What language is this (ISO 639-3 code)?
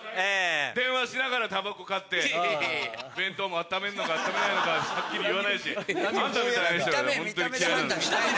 jpn